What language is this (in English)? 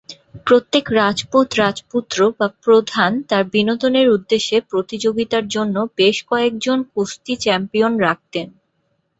Bangla